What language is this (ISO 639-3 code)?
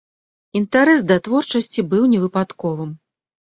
bel